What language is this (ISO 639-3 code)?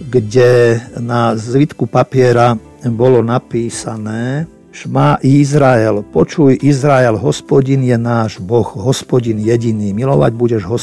slk